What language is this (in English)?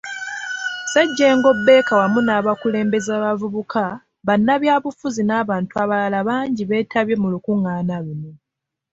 Ganda